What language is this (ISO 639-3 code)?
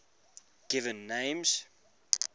eng